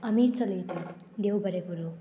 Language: Konkani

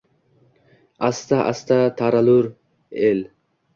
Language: Uzbek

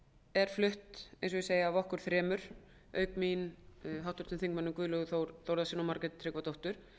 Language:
Icelandic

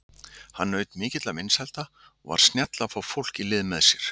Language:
Icelandic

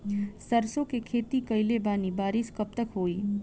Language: Bhojpuri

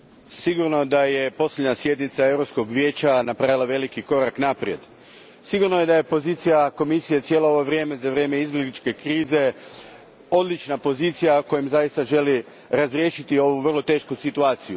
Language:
Croatian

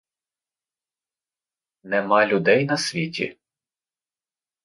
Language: Ukrainian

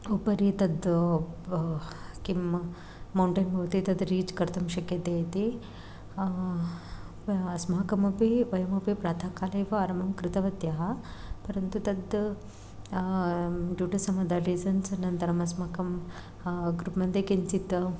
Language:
Sanskrit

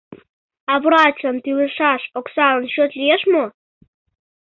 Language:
Mari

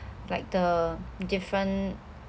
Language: English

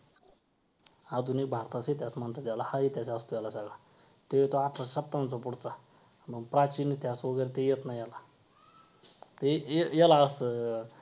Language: Marathi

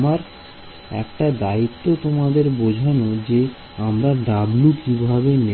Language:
Bangla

